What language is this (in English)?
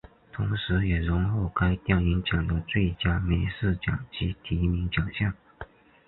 Chinese